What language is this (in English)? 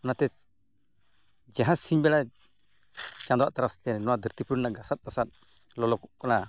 Santali